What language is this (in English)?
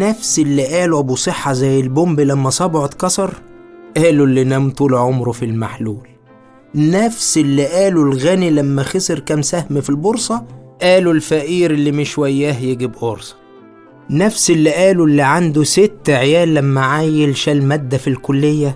Arabic